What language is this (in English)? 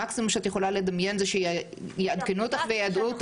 Hebrew